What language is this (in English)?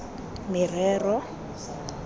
Tswana